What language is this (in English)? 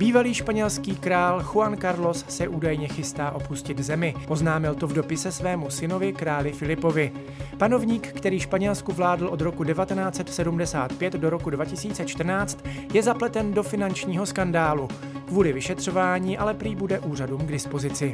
Czech